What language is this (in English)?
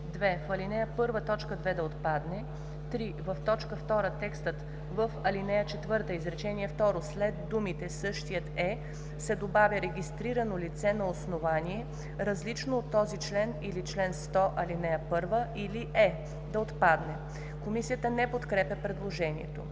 Bulgarian